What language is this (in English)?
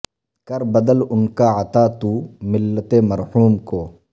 Urdu